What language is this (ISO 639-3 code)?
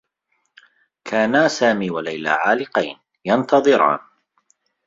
ara